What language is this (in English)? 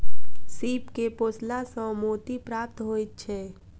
Maithili